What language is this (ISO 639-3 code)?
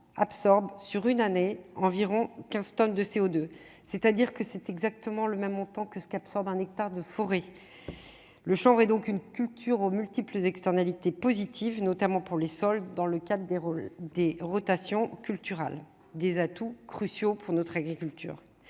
fra